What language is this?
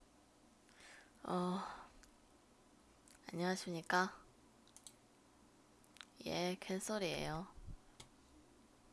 Korean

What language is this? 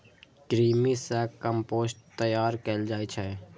Maithili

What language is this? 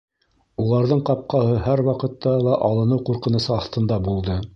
Bashkir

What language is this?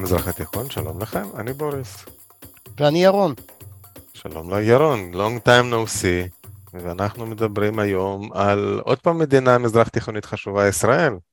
Hebrew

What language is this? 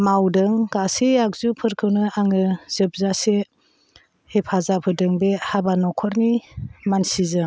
Bodo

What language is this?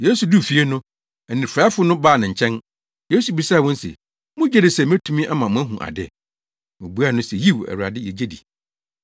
Akan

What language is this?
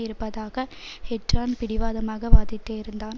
Tamil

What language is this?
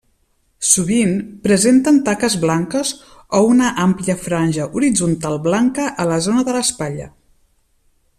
Catalan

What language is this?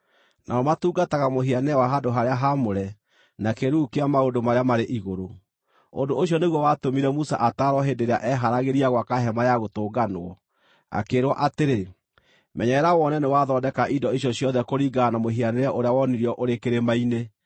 Kikuyu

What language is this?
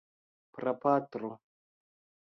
Esperanto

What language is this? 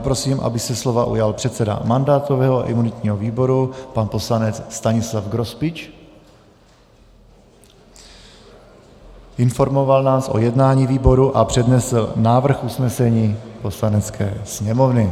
Czech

